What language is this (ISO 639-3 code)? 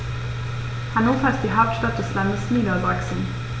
deu